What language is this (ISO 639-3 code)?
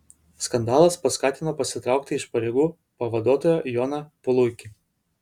lit